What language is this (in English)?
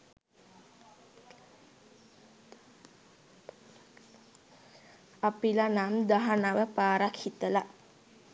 Sinhala